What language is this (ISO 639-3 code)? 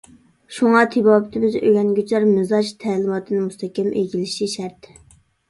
uig